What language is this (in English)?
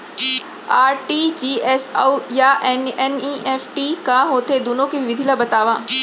Chhattisgarhi